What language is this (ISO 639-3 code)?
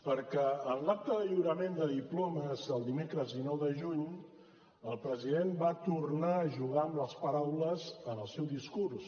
cat